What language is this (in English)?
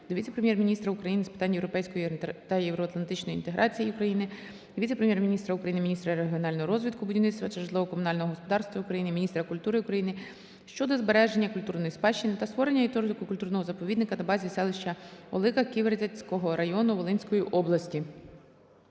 Ukrainian